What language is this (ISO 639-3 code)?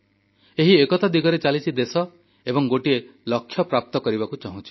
ori